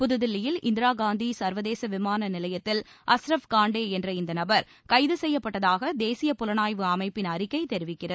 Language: Tamil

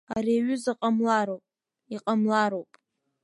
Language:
Abkhazian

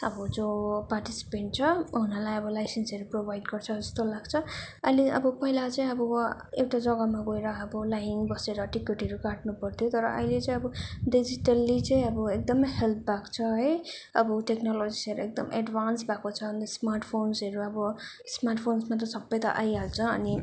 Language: Nepali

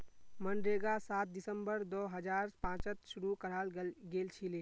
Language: Magahi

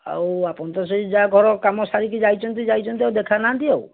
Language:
Odia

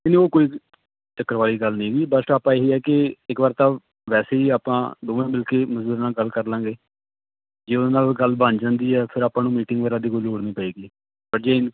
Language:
Punjabi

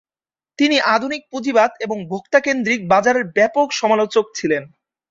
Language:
Bangla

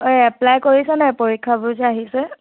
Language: Assamese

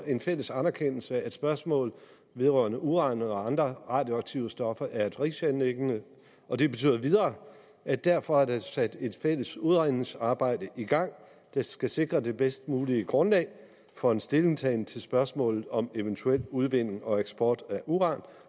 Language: Danish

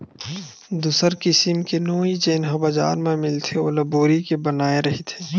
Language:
Chhattisgarhi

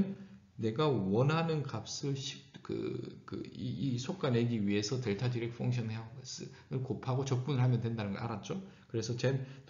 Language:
Korean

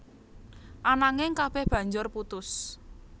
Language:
Javanese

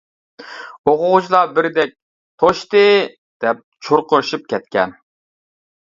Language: Uyghur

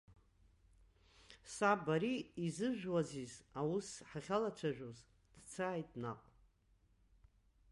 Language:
Abkhazian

